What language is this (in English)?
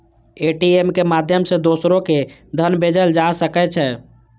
Maithili